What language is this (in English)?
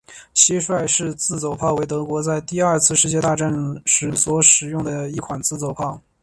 Chinese